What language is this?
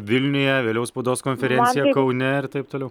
Lithuanian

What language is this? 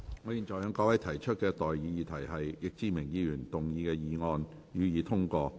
Cantonese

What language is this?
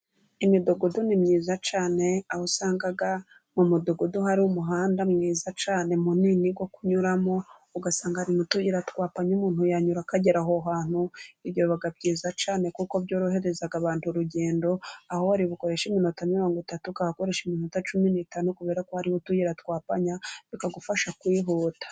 Kinyarwanda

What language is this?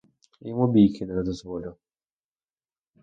Ukrainian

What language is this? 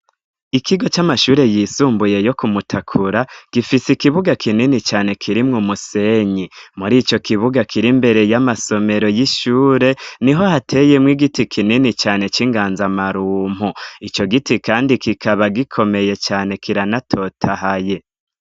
Rundi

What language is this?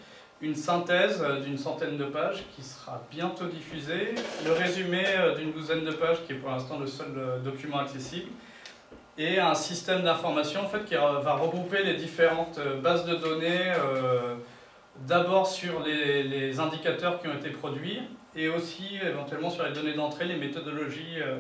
French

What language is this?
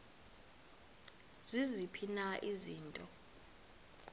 Xhosa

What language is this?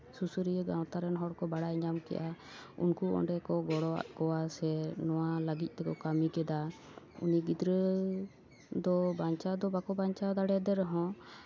Santali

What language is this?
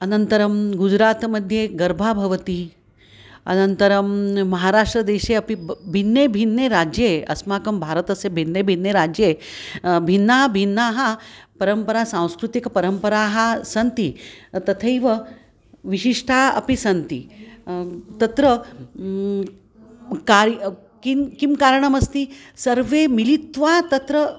Sanskrit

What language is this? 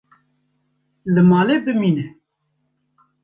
Kurdish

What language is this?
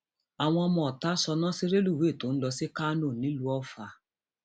Yoruba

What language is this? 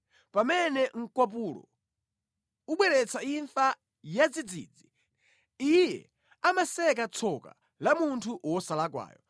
Nyanja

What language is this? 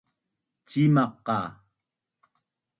Bunun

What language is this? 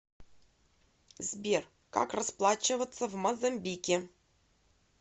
Russian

